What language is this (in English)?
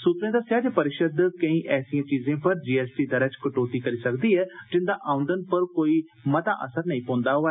Dogri